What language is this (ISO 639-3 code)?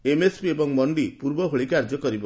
ori